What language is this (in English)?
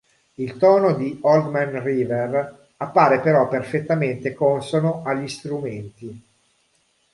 Italian